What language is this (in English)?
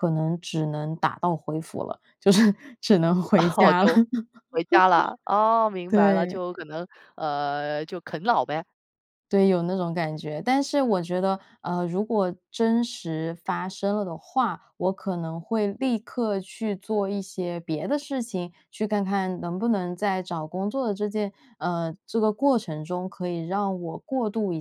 Chinese